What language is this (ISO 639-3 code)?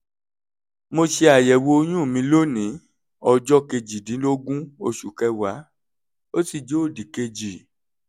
yor